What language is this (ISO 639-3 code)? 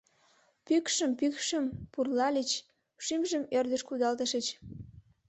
chm